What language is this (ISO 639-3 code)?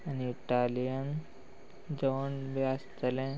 kok